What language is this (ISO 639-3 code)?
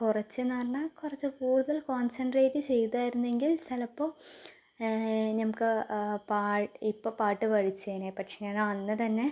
mal